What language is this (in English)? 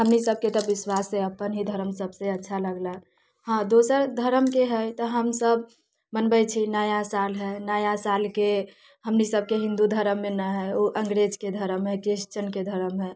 Maithili